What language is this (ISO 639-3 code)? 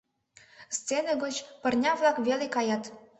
chm